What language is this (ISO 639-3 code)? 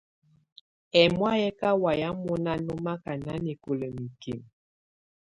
tvu